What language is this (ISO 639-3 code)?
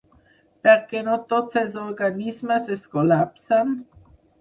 cat